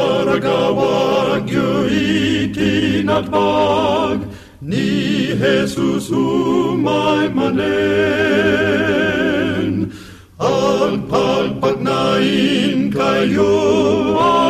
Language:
Filipino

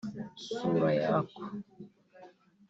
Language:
Kinyarwanda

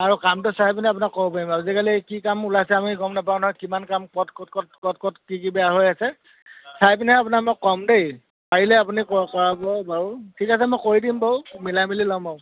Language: Assamese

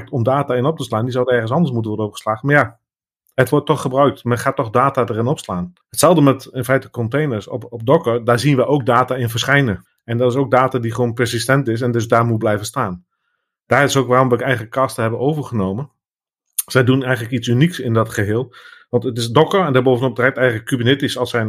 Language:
Dutch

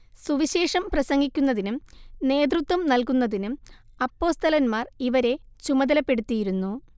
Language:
Malayalam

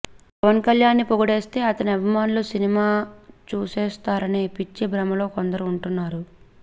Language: Telugu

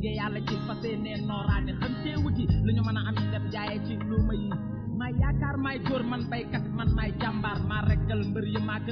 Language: Wolof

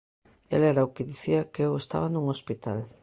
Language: Galician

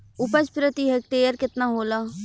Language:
Bhojpuri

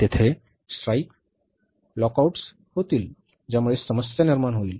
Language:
Marathi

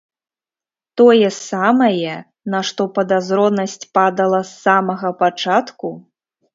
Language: Belarusian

